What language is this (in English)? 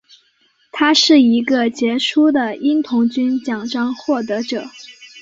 Chinese